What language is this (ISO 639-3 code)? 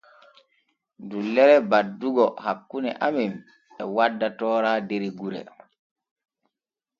fue